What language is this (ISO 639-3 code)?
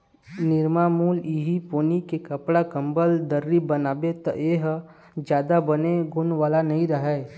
hne